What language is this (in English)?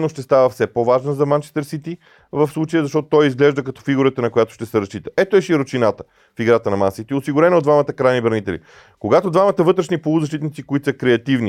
Bulgarian